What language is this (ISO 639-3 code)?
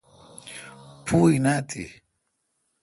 xka